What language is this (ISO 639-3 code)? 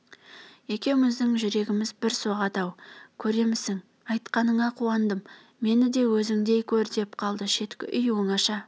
kaz